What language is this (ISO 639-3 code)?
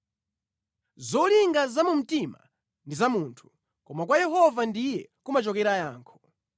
nya